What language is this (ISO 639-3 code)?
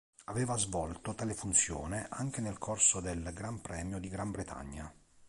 ita